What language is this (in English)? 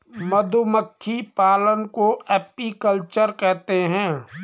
Hindi